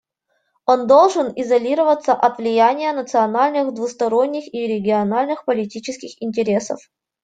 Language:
Russian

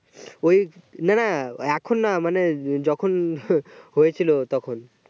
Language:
Bangla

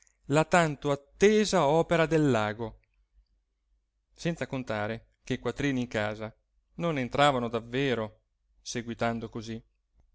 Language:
Italian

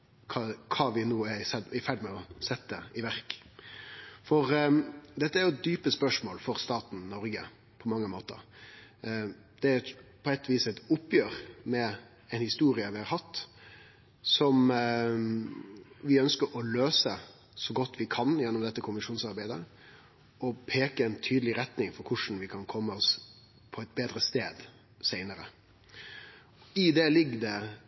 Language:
Norwegian Nynorsk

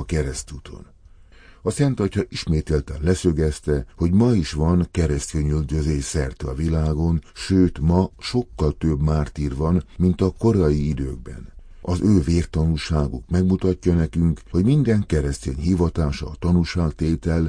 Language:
Hungarian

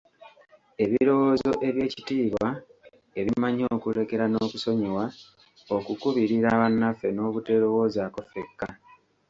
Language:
Ganda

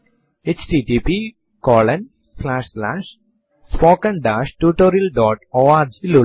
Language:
Malayalam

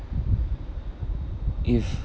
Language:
English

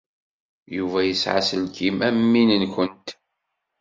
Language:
Kabyle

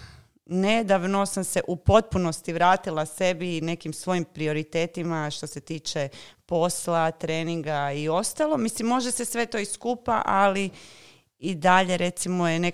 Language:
Croatian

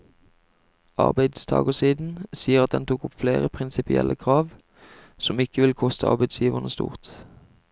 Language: Norwegian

